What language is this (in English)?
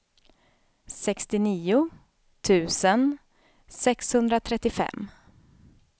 Swedish